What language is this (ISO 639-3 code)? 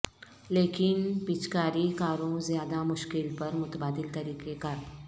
urd